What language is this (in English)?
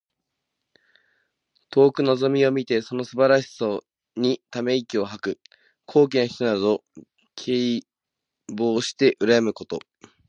Japanese